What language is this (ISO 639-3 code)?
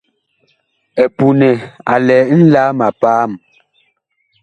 bkh